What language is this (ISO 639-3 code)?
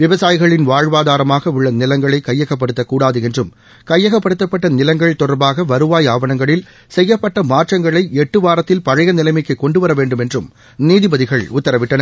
tam